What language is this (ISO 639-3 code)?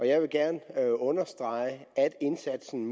dan